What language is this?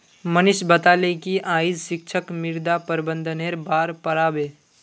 Magahi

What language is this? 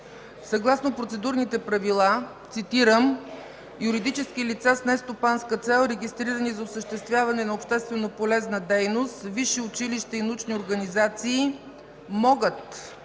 Bulgarian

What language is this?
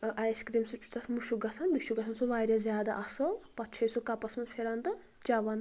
Kashmiri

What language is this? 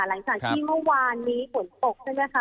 Thai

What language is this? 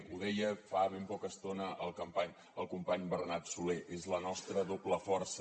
Catalan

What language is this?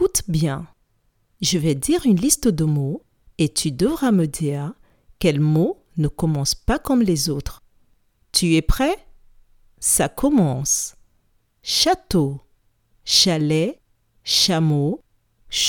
French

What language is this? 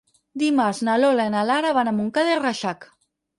Catalan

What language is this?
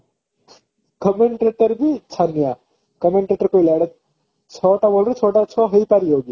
Odia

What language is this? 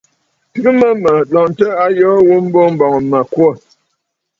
Bafut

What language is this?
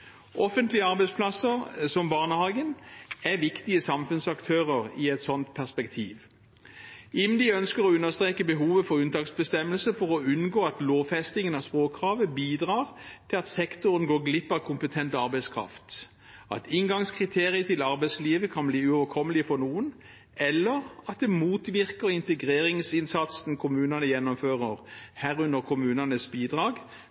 Norwegian Bokmål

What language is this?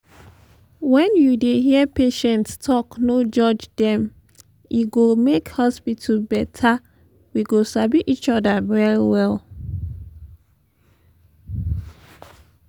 Nigerian Pidgin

